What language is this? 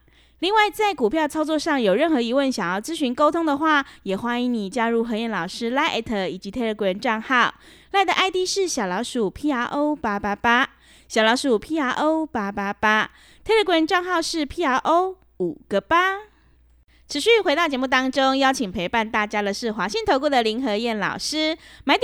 Chinese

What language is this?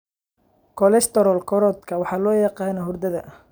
Somali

